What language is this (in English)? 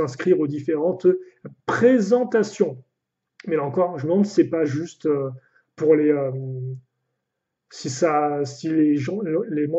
French